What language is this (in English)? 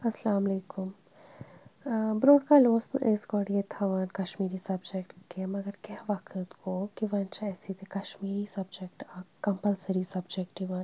Kashmiri